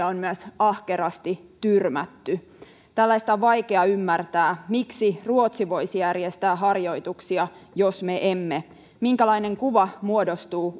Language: Finnish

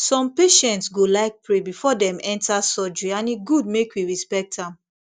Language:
Nigerian Pidgin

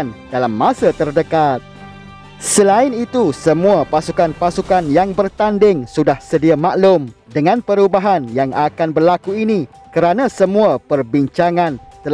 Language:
Malay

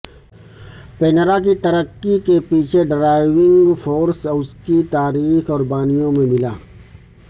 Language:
Urdu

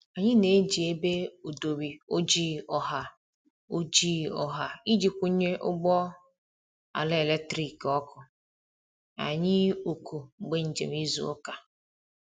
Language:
Igbo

